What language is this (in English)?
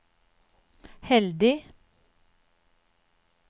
Norwegian